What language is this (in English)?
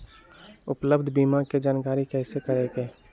Magahi